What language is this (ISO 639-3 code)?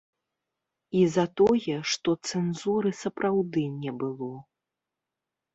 bel